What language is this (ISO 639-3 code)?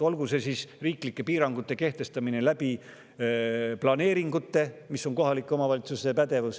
est